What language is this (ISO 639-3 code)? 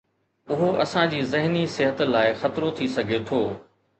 snd